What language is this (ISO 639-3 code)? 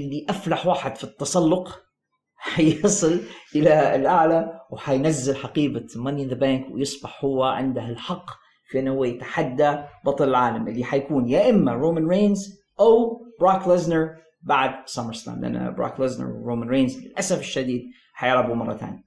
ara